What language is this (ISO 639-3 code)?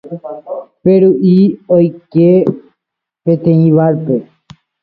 grn